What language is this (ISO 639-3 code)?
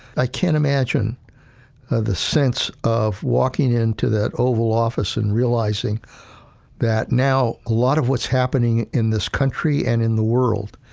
eng